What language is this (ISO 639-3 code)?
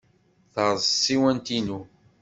kab